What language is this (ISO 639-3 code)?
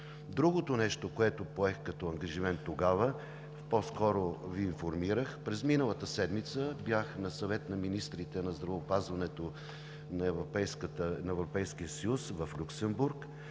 bul